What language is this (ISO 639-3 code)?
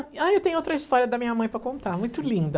por